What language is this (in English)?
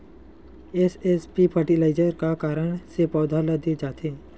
Chhattisgarhi